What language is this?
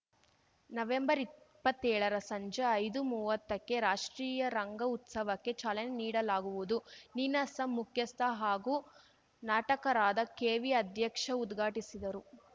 Kannada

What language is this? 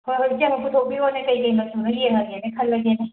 Manipuri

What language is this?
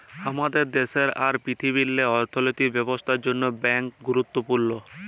Bangla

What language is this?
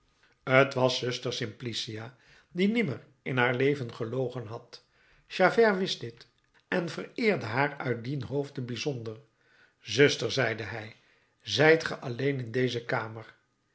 Dutch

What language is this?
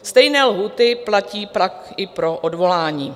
Czech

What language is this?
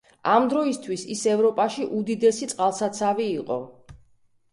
Georgian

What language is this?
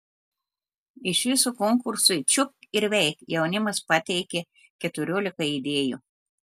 Lithuanian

